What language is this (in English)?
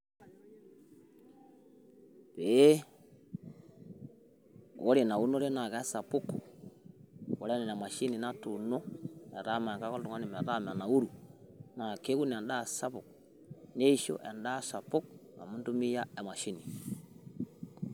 Masai